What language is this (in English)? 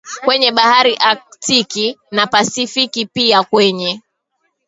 Swahili